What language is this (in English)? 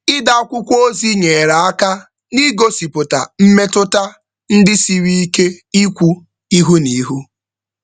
Igbo